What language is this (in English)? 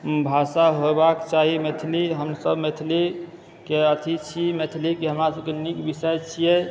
Maithili